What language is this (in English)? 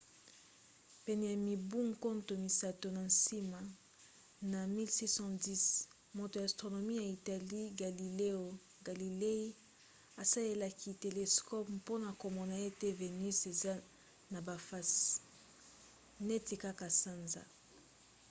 Lingala